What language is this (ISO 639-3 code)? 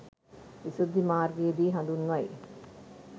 sin